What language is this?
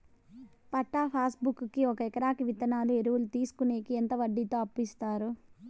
Telugu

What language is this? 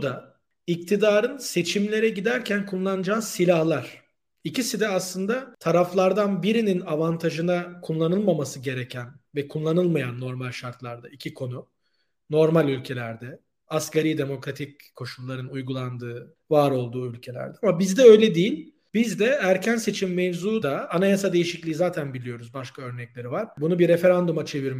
Turkish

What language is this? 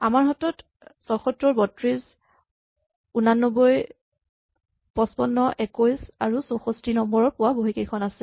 Assamese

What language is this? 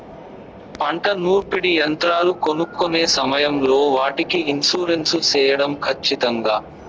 Telugu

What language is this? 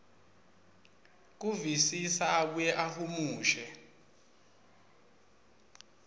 Swati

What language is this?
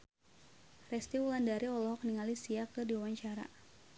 Sundanese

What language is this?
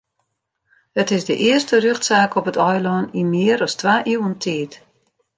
Western Frisian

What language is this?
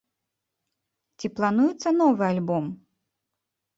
Belarusian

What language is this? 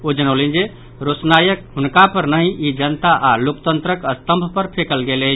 Maithili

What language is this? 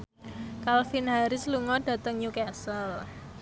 Javanese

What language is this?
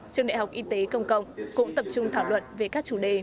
Vietnamese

